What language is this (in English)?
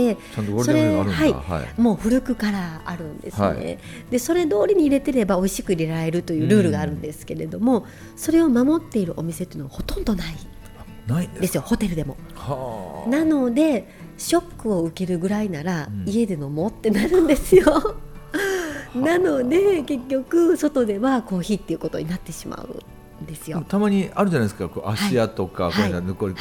Japanese